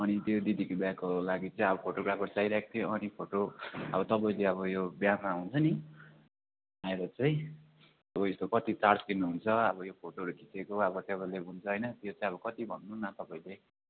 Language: Nepali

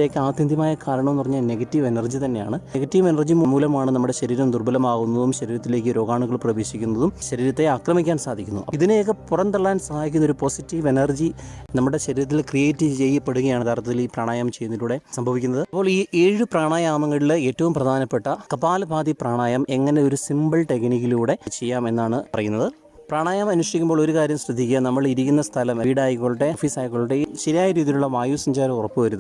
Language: Malayalam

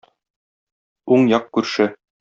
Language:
Tatar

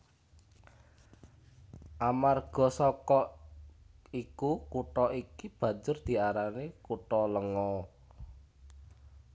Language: Javanese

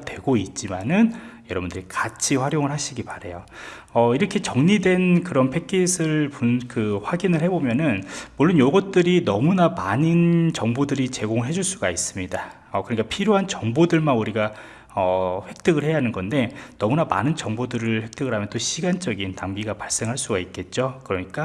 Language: Korean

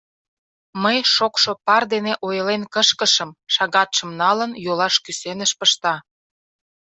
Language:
Mari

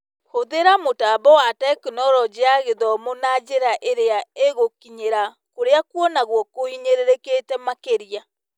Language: Kikuyu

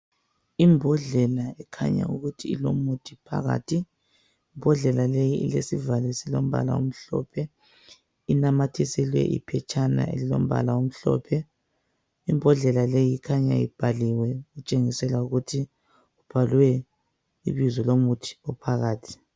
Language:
North Ndebele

